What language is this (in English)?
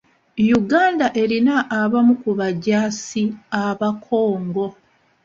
Ganda